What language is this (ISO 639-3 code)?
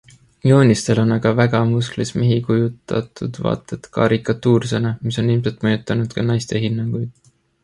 est